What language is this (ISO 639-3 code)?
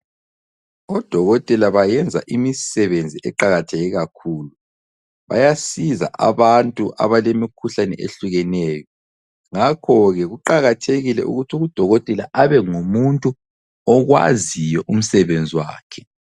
nde